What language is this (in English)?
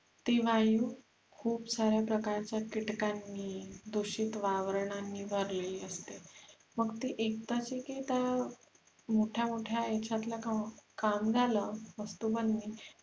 Marathi